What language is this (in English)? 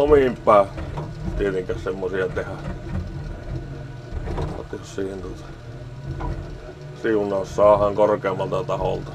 Finnish